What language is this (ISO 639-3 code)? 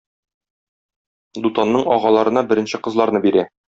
tat